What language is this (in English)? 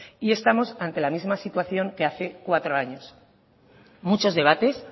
Spanish